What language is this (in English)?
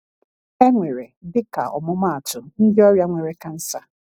Igbo